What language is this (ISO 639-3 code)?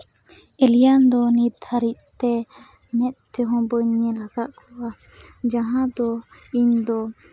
sat